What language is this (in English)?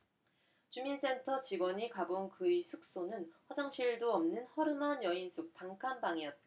Korean